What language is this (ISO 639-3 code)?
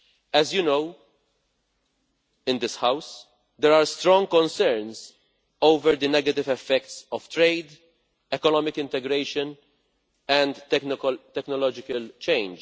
eng